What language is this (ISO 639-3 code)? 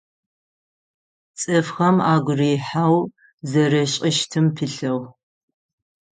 ady